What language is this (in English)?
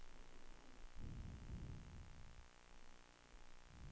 Swedish